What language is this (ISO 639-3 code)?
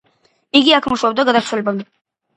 kat